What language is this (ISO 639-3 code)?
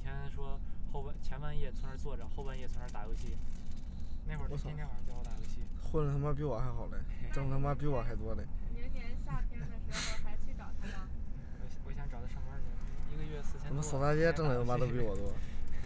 zho